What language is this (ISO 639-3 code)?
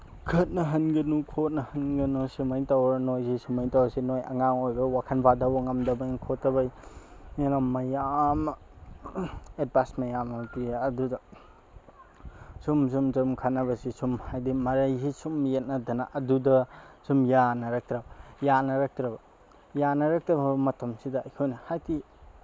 mni